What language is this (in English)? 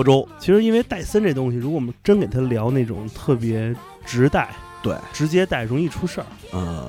Chinese